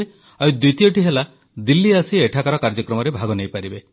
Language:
Odia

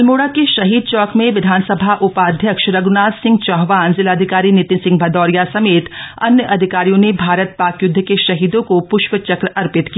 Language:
Hindi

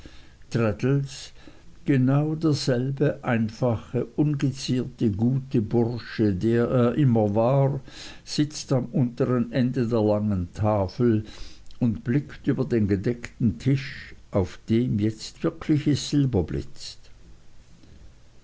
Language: German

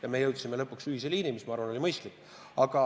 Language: Estonian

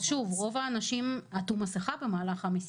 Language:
Hebrew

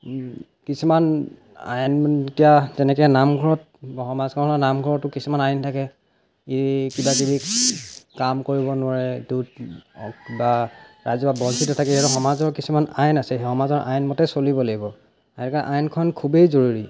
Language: Assamese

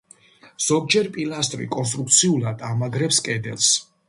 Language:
Georgian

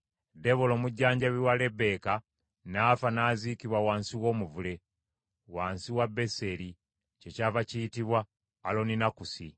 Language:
Ganda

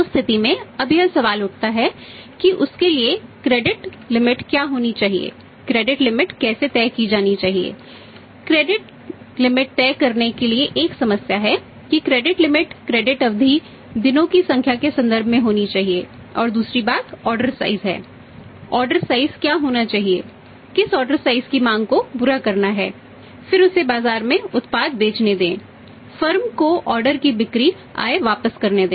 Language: Hindi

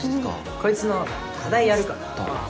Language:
Japanese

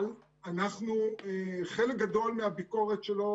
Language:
Hebrew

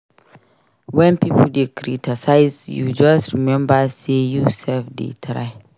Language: Nigerian Pidgin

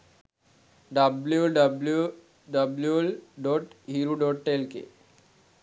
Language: Sinhala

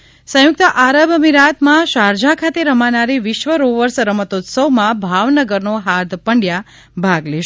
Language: Gujarati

